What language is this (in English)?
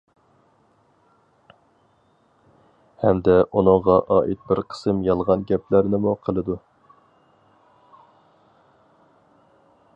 Uyghur